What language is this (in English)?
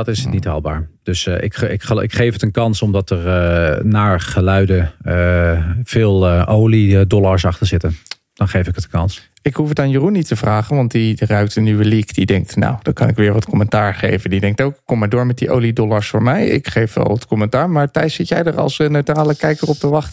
Dutch